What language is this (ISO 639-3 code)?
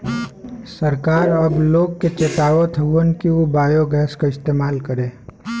bho